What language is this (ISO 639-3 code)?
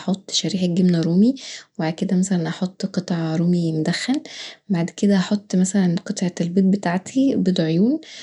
arz